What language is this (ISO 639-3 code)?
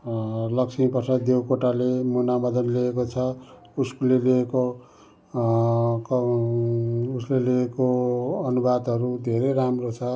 nep